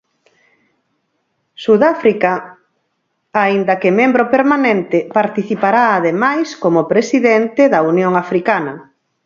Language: Galician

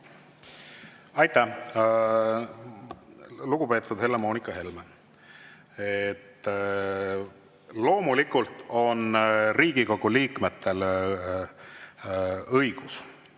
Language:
Estonian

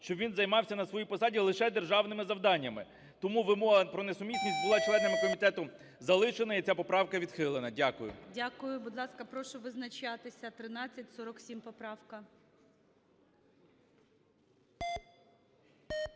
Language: Ukrainian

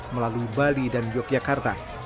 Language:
Indonesian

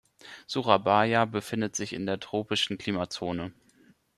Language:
German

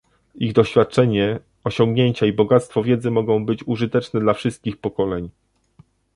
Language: Polish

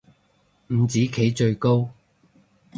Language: Cantonese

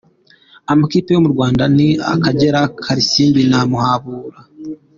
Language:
Kinyarwanda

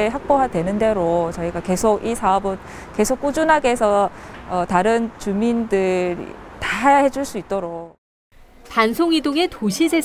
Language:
Korean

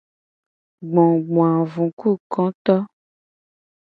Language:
Gen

